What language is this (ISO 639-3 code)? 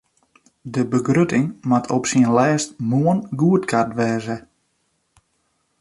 fry